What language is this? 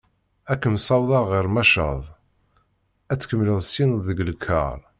Kabyle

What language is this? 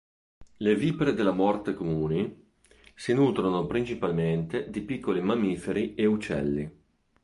Italian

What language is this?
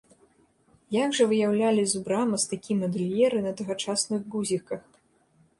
Belarusian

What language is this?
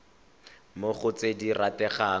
Tswana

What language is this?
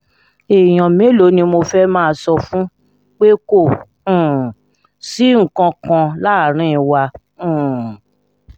Yoruba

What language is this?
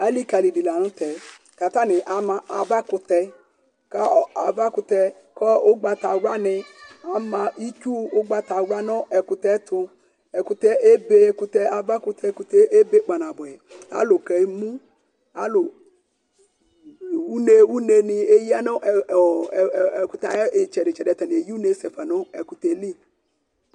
Ikposo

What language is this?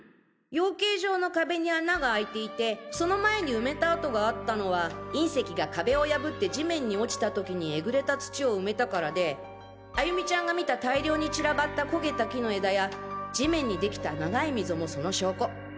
Japanese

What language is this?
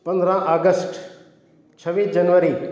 Sindhi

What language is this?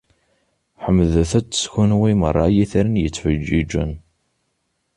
Kabyle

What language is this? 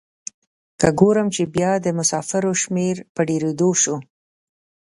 Pashto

